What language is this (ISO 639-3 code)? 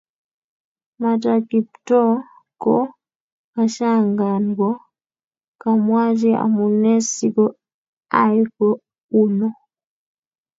kln